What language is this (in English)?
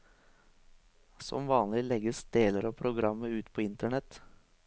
Norwegian